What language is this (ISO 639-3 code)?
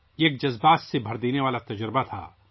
urd